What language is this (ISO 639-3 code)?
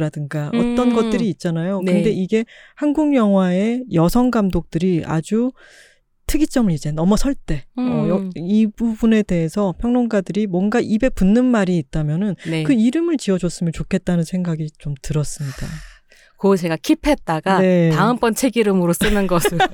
kor